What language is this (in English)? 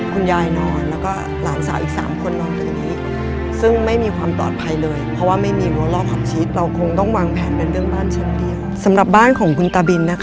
Thai